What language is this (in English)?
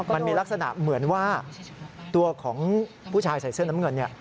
Thai